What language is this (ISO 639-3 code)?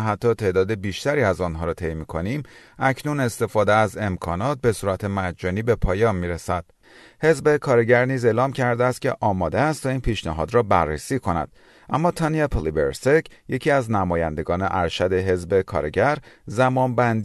fas